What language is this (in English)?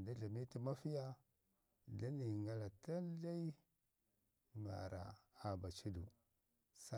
Ngizim